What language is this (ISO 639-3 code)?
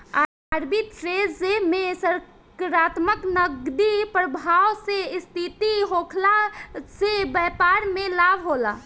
bho